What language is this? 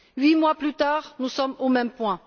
French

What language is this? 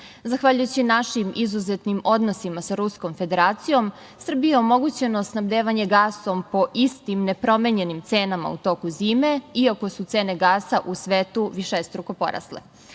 Serbian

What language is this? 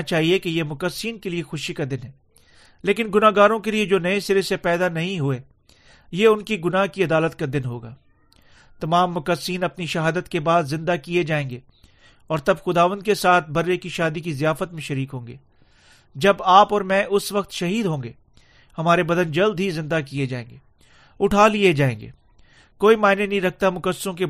Urdu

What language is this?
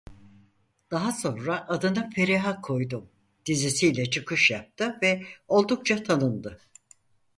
Turkish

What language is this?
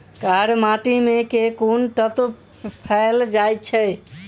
Maithili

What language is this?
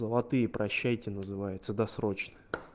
Russian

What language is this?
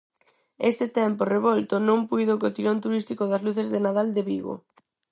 Galician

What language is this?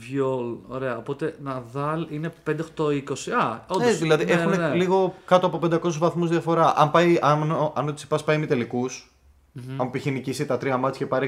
Greek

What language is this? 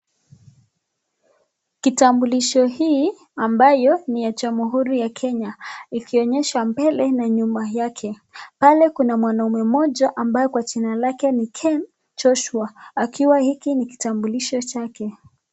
Swahili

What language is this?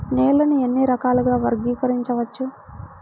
Telugu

